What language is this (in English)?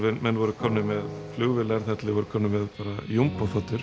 Icelandic